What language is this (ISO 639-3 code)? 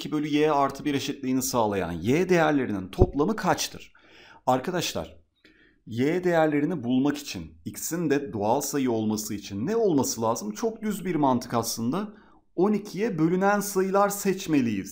tur